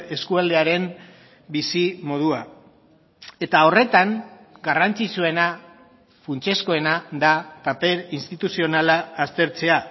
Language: Basque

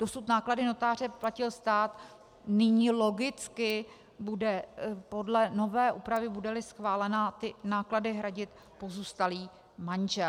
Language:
Czech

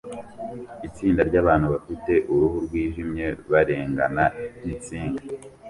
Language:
Kinyarwanda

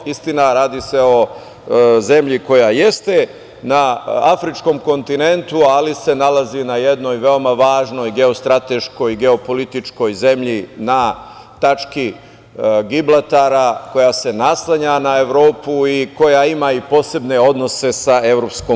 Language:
Serbian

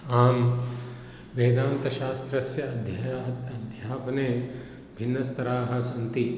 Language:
Sanskrit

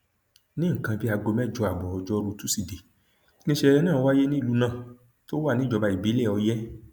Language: Yoruba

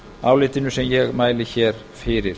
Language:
Icelandic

